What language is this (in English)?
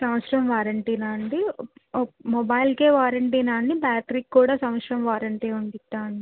Telugu